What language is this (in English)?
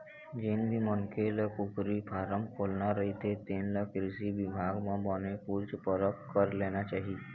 Chhattisgarhi